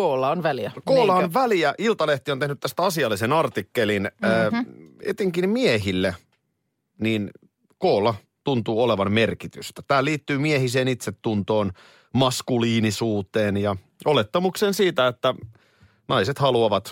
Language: Finnish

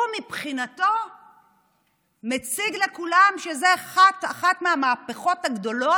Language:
Hebrew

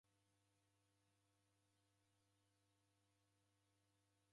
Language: Taita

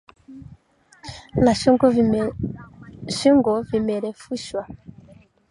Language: Swahili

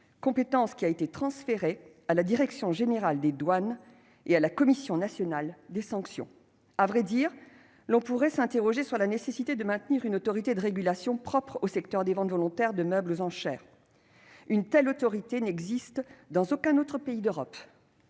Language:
French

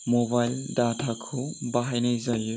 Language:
Bodo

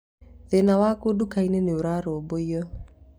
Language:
Kikuyu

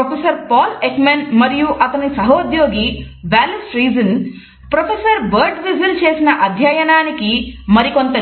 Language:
Telugu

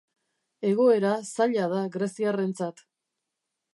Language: Basque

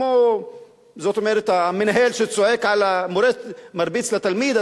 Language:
Hebrew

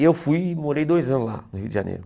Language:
Portuguese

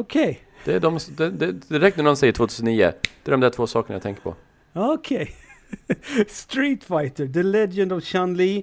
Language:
Swedish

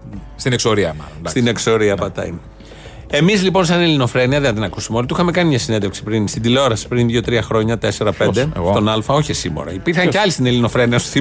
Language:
Greek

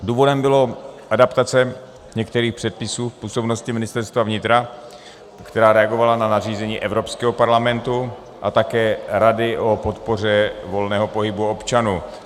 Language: Czech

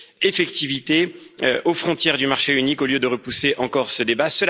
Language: French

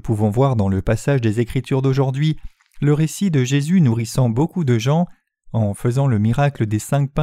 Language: French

